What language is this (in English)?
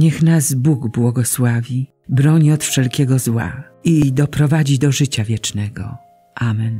Polish